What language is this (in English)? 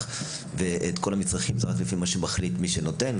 Hebrew